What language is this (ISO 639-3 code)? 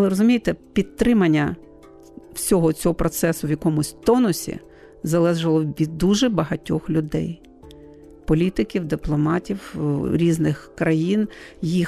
ukr